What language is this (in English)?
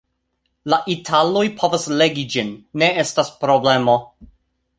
Esperanto